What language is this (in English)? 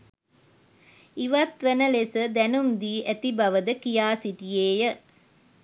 Sinhala